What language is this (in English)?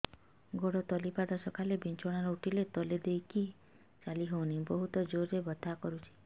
Odia